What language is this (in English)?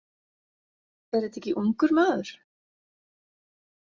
Icelandic